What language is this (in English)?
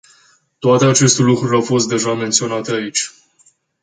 Romanian